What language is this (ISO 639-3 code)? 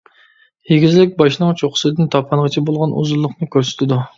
uig